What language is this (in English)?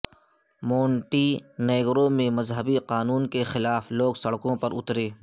Urdu